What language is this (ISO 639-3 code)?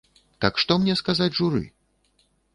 bel